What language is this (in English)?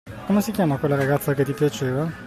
Italian